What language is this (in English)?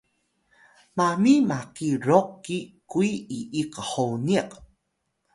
Atayal